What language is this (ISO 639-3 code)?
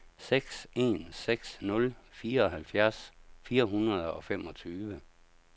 dan